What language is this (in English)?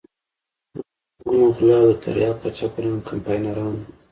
Pashto